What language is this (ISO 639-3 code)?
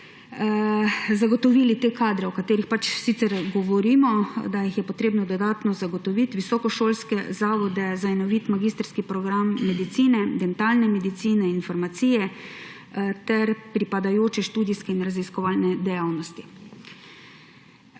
slv